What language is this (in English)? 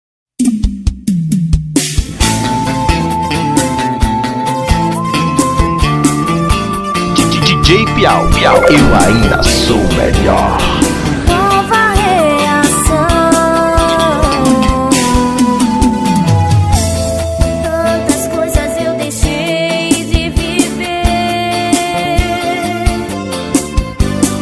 Spanish